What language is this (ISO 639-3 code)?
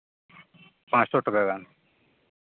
sat